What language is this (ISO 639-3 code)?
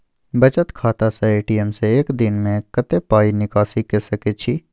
mai